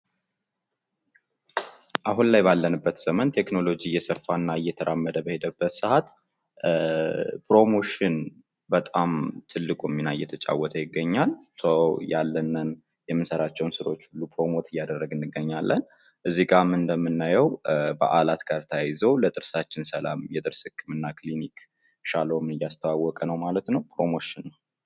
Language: Amharic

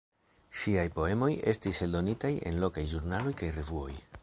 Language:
Esperanto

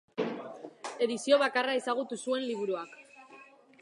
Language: Basque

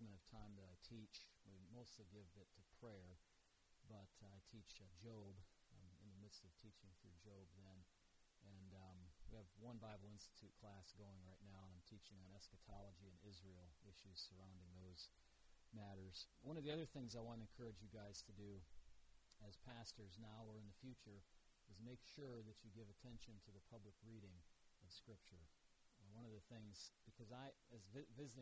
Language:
English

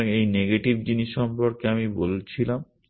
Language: Bangla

